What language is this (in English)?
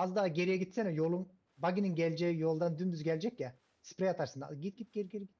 Turkish